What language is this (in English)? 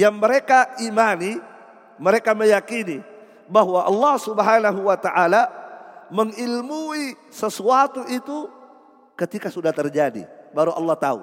Indonesian